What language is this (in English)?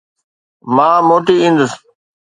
Sindhi